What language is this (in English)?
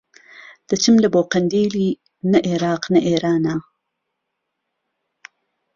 Central Kurdish